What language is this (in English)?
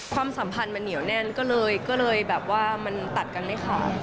Thai